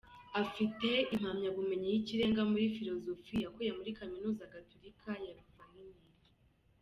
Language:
Kinyarwanda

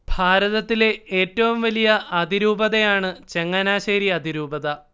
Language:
Malayalam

